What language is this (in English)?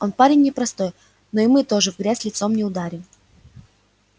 Russian